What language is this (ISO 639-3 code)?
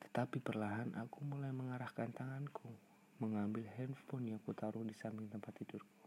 ind